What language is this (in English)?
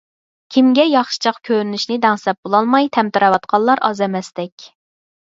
Uyghur